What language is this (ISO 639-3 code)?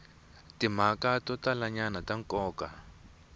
tso